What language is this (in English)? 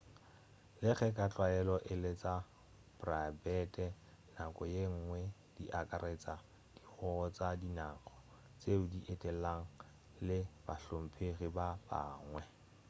Northern Sotho